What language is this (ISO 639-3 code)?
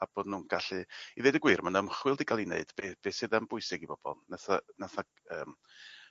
cym